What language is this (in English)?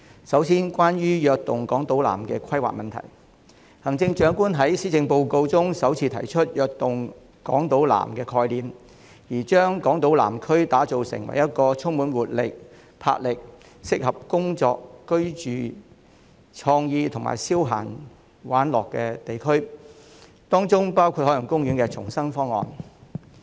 Cantonese